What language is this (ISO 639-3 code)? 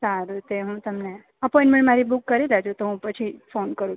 guj